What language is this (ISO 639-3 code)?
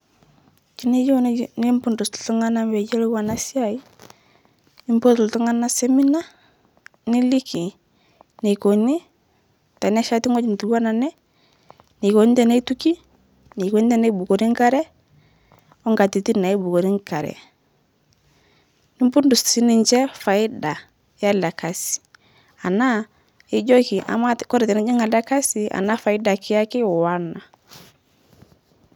mas